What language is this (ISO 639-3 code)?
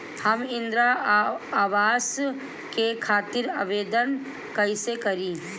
bho